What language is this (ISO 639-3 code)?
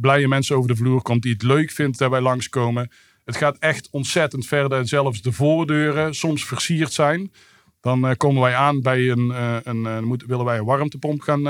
nld